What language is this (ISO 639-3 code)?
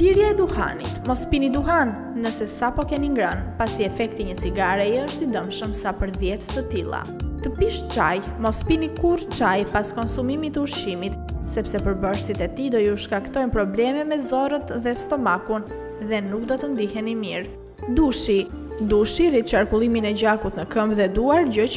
ron